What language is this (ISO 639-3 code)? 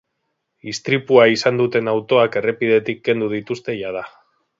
eus